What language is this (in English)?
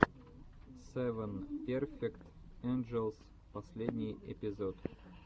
Russian